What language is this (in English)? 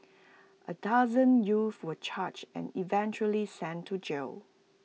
English